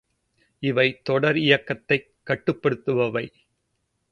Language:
Tamil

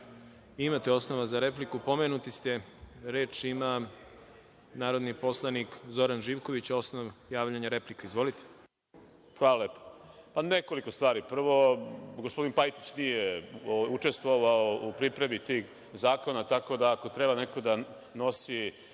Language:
Serbian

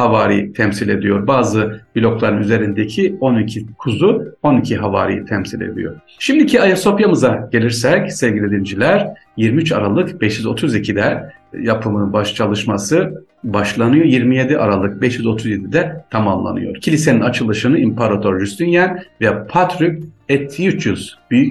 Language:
Turkish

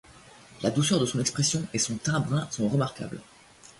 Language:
French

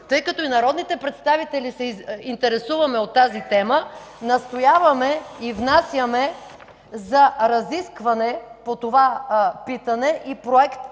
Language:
Bulgarian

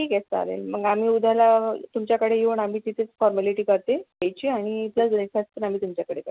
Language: Marathi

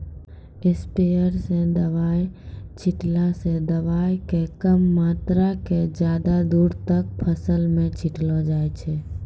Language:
Maithili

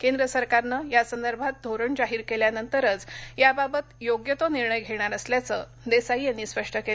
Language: Marathi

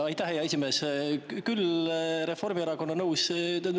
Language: Estonian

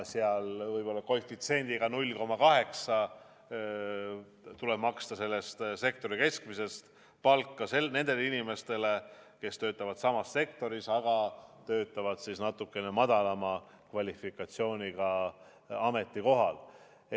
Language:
Estonian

